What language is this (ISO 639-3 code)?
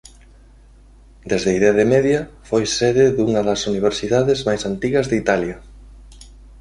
glg